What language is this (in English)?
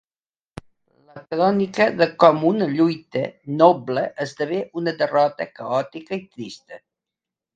Catalan